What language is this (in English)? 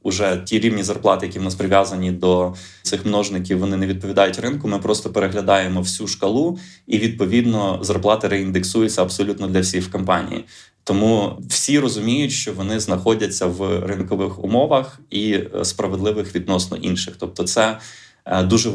Ukrainian